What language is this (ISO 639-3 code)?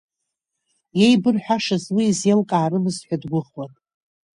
abk